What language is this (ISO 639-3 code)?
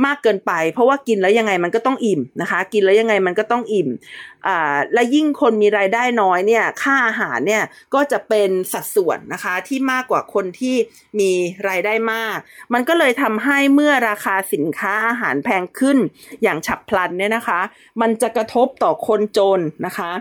tha